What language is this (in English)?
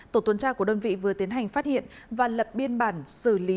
Vietnamese